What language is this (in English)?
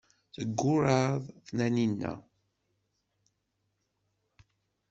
Kabyle